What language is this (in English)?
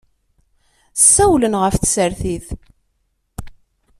Kabyle